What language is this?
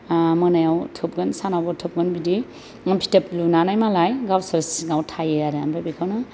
Bodo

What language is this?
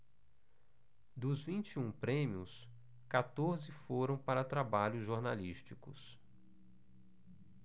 Portuguese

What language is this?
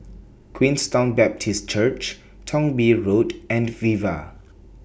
English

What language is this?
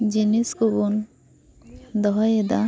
Santali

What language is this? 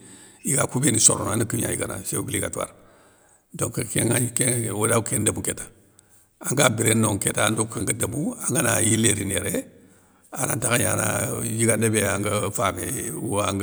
Soninke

